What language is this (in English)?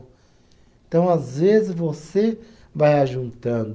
Portuguese